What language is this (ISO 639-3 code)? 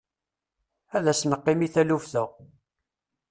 kab